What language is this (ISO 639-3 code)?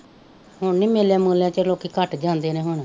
pan